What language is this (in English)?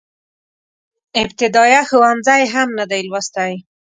Pashto